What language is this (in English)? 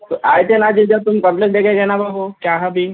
Urdu